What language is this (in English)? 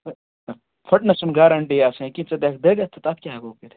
Kashmiri